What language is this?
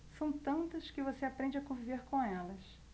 Portuguese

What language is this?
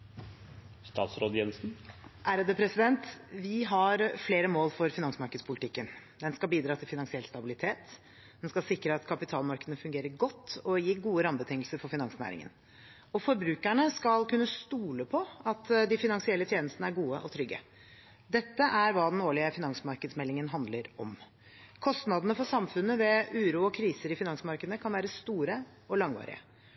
Norwegian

